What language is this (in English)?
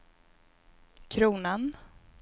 Swedish